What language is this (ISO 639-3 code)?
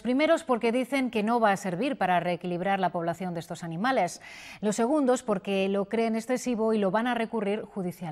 spa